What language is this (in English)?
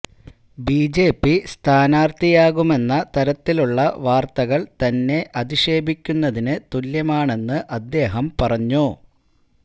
Malayalam